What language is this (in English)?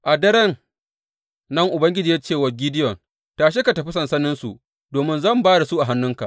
Hausa